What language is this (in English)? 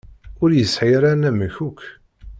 Kabyle